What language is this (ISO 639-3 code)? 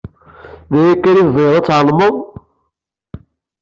kab